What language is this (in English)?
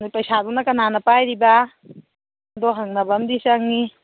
Manipuri